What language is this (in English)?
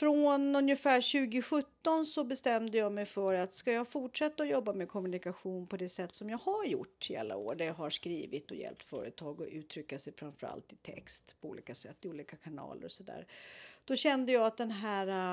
Swedish